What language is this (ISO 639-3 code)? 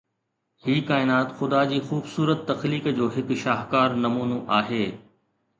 snd